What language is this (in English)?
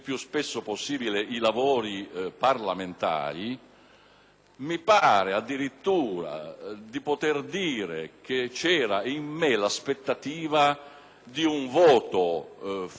Italian